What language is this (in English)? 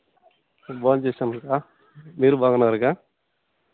Telugu